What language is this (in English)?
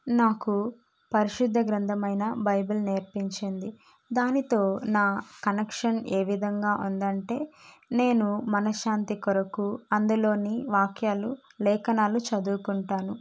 Telugu